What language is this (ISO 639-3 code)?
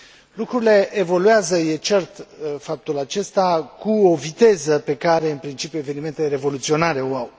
ron